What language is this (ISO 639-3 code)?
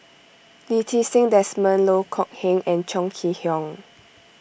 eng